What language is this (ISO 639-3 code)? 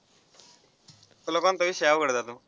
mar